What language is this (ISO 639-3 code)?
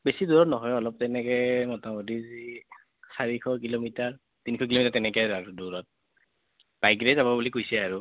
asm